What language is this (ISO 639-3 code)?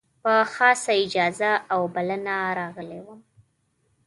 pus